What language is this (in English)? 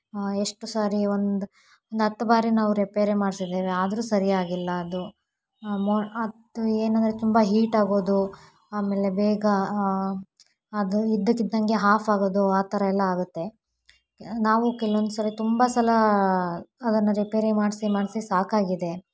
Kannada